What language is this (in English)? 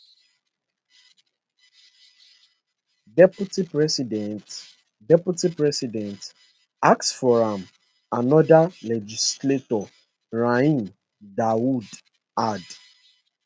Nigerian Pidgin